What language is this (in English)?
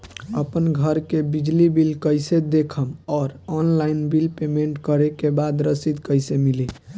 Bhojpuri